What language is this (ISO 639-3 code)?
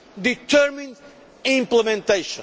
eng